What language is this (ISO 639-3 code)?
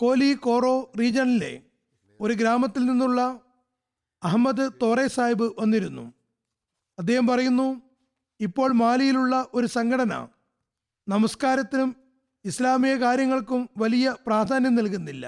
mal